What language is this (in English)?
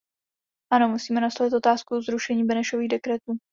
Czech